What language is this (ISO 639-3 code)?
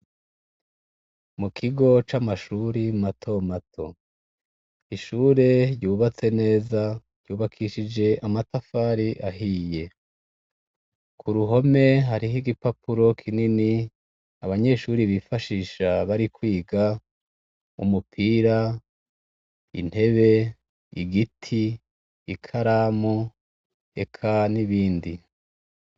run